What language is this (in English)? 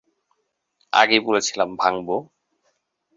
Bangla